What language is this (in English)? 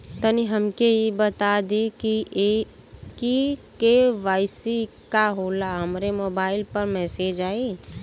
Bhojpuri